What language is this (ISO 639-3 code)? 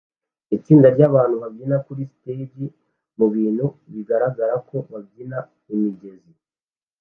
kin